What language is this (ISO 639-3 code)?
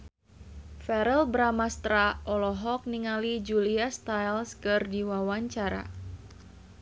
sun